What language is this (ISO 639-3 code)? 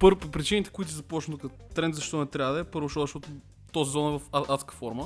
bul